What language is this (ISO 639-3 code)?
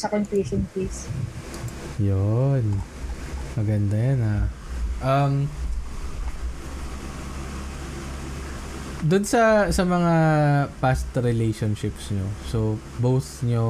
fil